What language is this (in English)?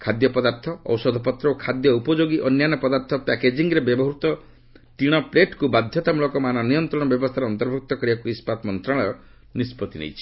Odia